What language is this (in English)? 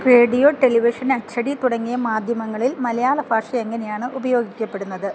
Malayalam